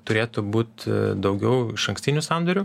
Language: Lithuanian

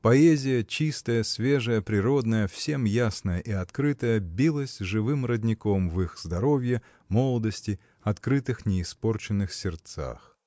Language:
Russian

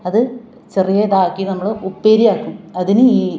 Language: Malayalam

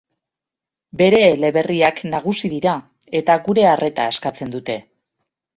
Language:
Basque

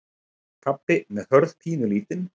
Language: Icelandic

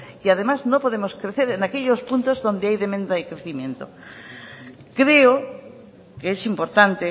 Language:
Spanish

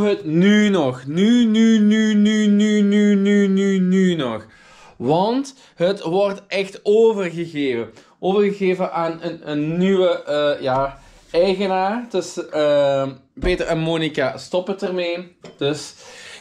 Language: Dutch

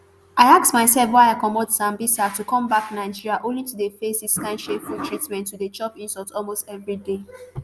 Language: Nigerian Pidgin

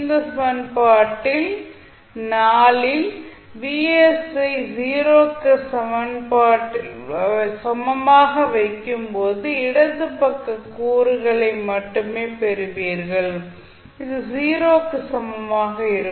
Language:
Tamil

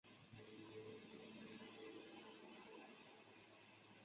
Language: Chinese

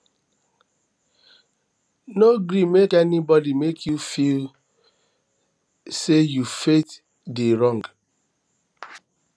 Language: Nigerian Pidgin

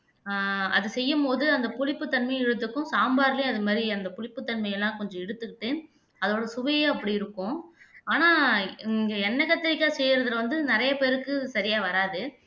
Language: Tamil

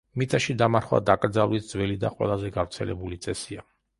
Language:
Georgian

